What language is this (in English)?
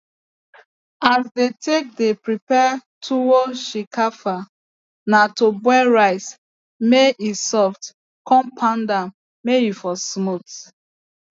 Nigerian Pidgin